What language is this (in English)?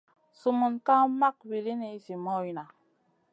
Masana